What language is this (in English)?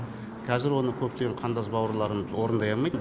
Kazakh